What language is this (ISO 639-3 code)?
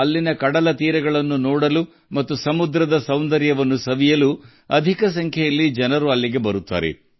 kan